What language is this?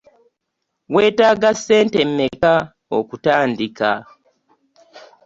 Ganda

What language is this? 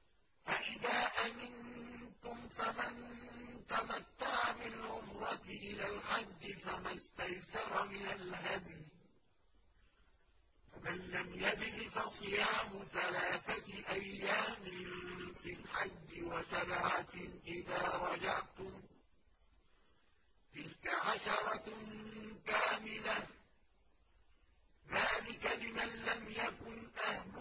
Arabic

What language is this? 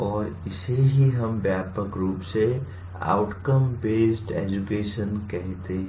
Hindi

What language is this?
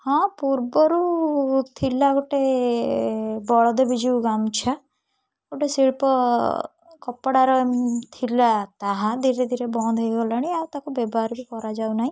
Odia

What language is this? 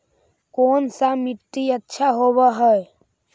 Magahi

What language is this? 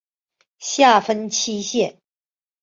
Chinese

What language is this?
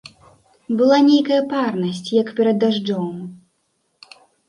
Belarusian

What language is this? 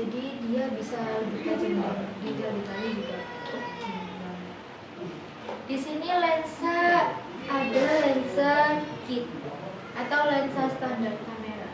Indonesian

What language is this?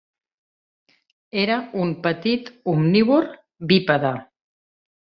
Catalan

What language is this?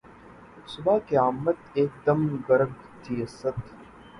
Urdu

